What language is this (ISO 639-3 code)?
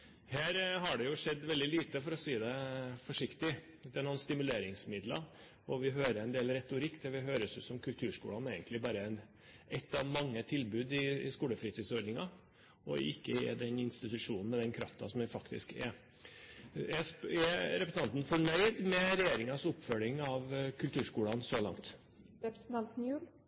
nob